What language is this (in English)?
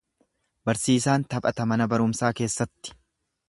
Oromo